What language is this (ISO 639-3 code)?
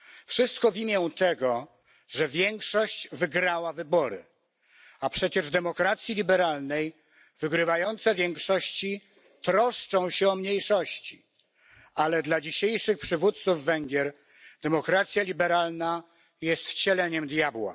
pol